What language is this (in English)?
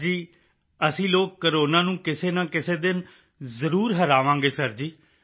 Punjabi